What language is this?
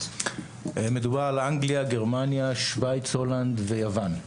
Hebrew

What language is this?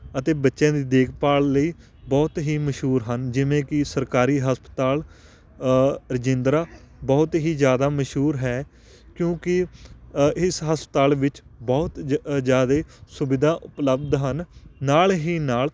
Punjabi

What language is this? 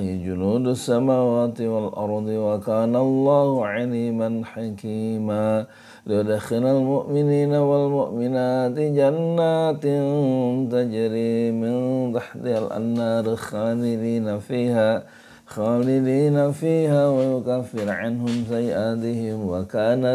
Arabic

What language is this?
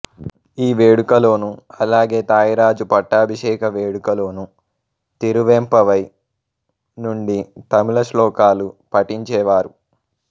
Telugu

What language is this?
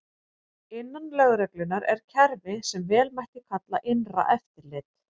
Icelandic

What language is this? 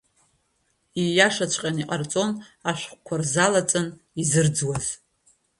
Abkhazian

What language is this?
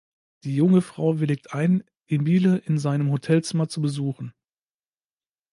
German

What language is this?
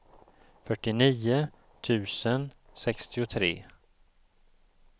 Swedish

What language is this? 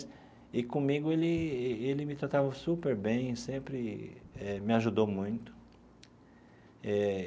Portuguese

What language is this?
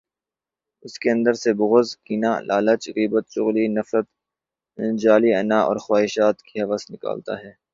Urdu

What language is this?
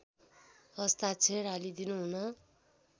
Nepali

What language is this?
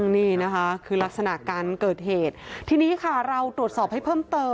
Thai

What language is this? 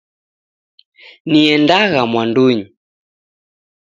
Taita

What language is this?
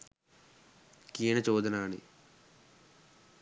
Sinhala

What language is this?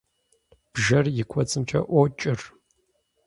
Kabardian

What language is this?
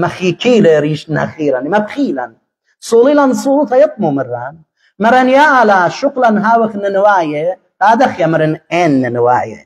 Arabic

